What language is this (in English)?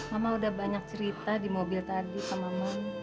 Indonesian